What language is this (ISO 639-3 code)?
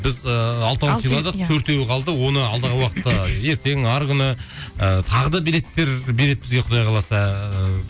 kaz